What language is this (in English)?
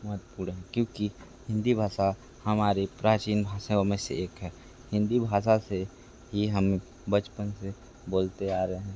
Hindi